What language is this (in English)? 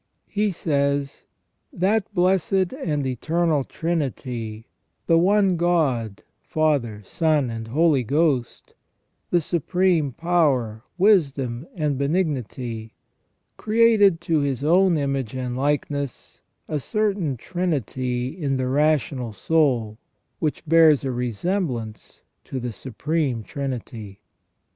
English